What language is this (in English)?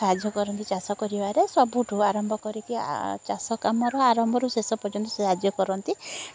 Odia